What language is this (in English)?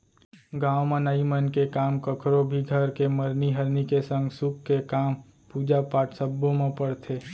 Chhattisgarhi